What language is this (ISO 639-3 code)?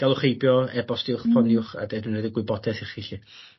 cym